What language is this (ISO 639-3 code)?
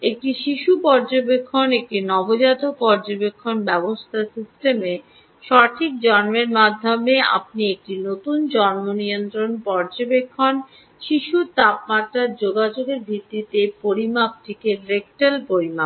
ben